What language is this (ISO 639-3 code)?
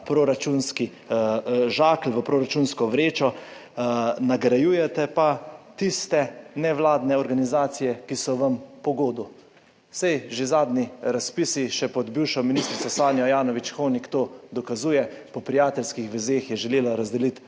slv